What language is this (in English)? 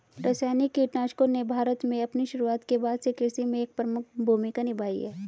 Hindi